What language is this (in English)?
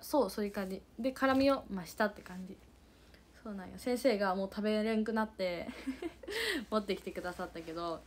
Japanese